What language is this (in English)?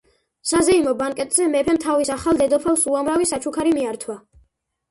Georgian